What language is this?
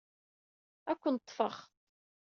Kabyle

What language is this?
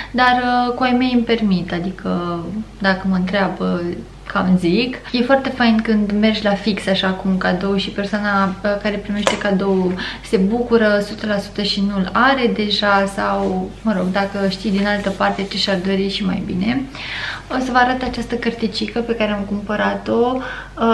Romanian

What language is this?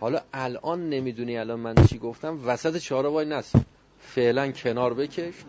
Persian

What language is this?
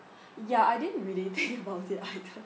English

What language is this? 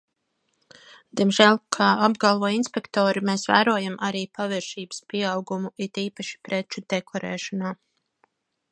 Latvian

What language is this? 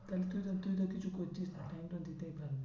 Bangla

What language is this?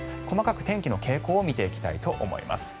Japanese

